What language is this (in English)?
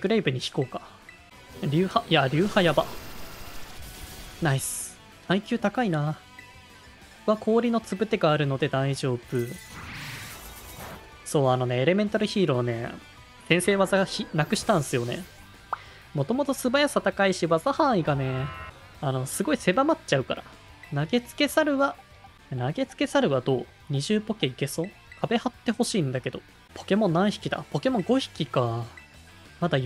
Japanese